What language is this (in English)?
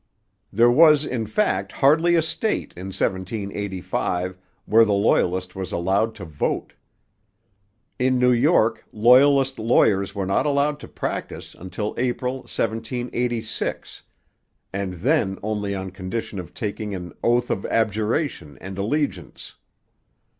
English